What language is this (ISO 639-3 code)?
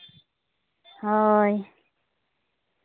sat